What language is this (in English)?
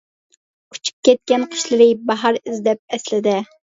Uyghur